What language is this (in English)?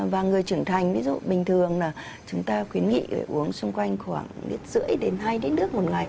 Vietnamese